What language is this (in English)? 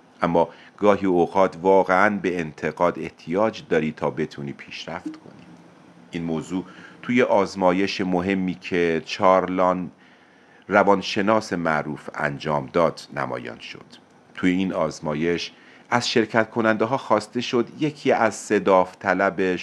Persian